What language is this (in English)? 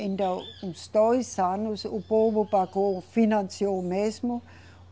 Portuguese